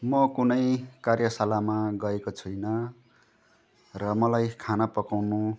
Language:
Nepali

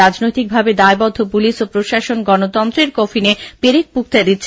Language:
Bangla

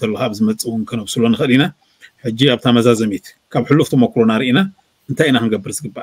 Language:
Arabic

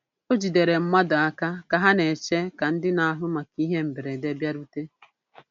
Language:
Igbo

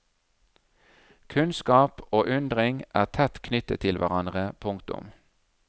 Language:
Norwegian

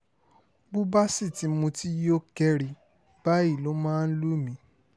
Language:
Yoruba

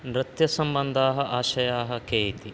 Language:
Sanskrit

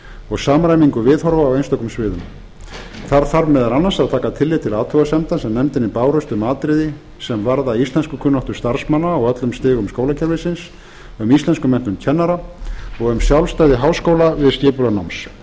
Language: Icelandic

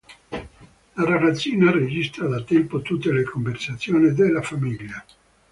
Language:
Italian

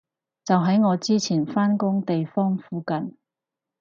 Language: Cantonese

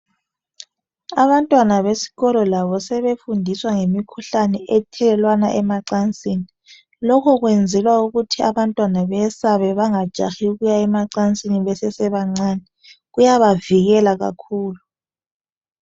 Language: North Ndebele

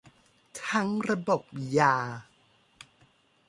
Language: Thai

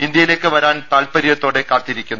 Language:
Malayalam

